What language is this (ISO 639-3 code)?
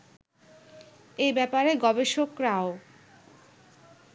ben